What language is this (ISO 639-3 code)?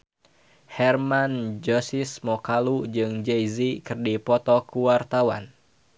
sun